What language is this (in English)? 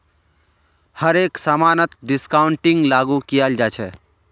Magahi